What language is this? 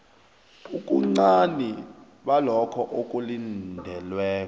South Ndebele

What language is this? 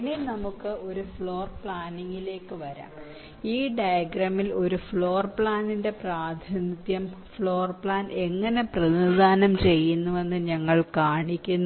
Malayalam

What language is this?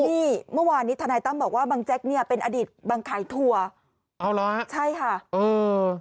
Thai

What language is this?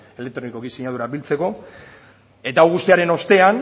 Basque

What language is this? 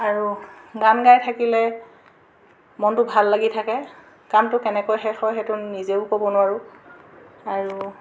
Assamese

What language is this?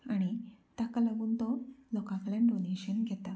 Konkani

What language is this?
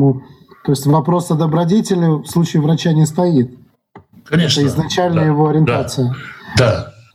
Russian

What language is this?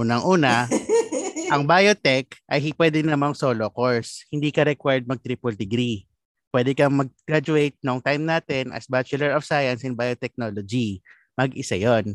Filipino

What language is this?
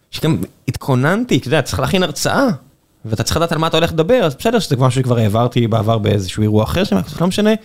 Hebrew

